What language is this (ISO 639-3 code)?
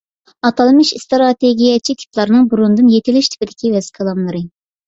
uig